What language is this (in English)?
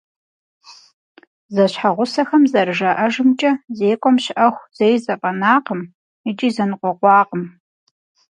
Kabardian